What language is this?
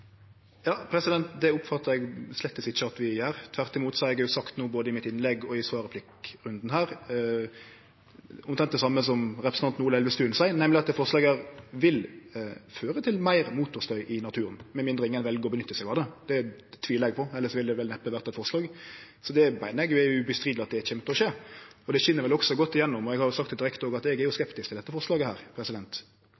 Norwegian Nynorsk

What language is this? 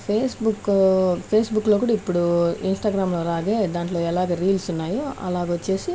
Telugu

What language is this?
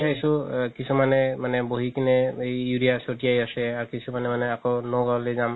Assamese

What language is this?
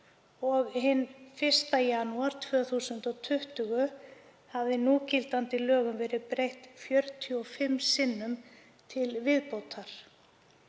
Icelandic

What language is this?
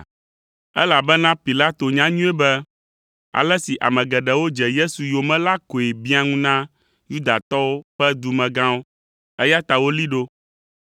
Ewe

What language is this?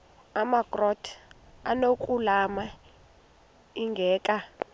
Xhosa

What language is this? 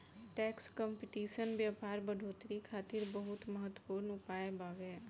Bhojpuri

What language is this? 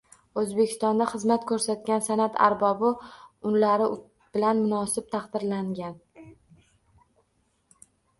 Uzbek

